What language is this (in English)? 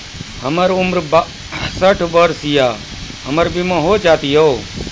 Maithili